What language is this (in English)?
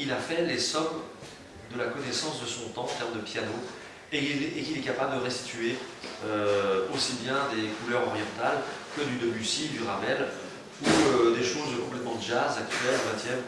French